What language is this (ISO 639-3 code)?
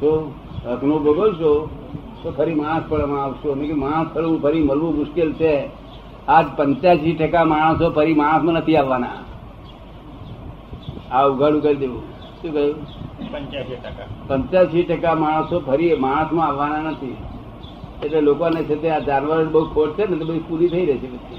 guj